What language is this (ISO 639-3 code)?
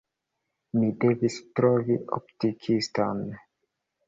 epo